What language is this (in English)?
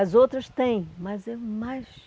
Portuguese